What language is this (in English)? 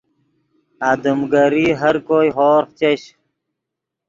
Yidgha